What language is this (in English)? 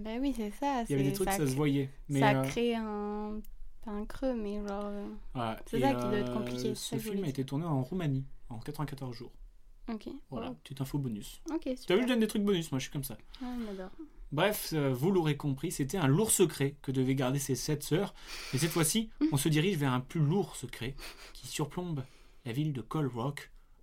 French